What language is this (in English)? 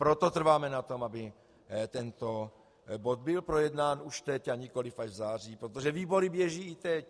Czech